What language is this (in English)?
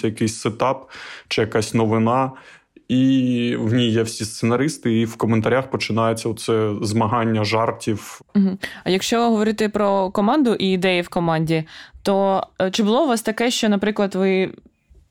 Ukrainian